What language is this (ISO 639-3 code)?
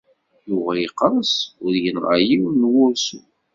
kab